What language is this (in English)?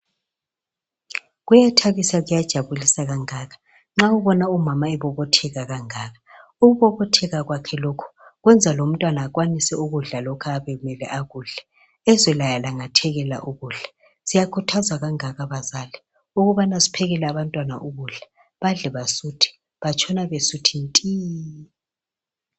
North Ndebele